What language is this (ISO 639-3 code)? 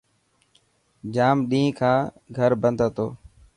mki